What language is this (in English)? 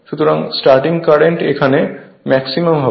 Bangla